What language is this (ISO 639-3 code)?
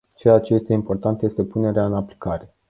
ron